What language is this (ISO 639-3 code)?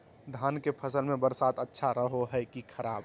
mag